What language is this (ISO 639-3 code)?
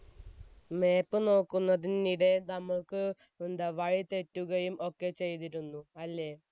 mal